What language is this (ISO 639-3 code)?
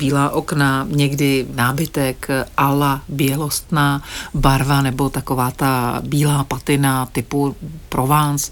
ces